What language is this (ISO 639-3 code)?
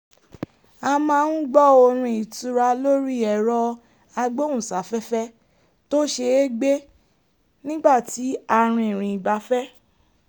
yor